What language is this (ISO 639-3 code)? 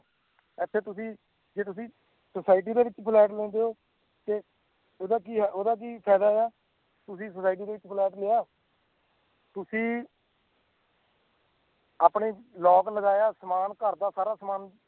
pan